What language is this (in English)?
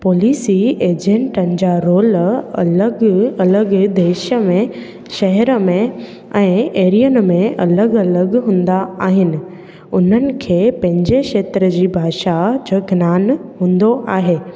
Sindhi